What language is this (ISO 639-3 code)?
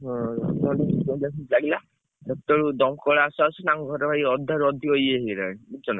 ori